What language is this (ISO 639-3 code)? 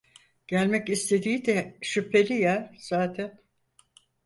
tur